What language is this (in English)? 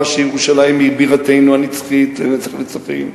Hebrew